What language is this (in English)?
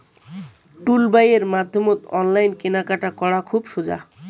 Bangla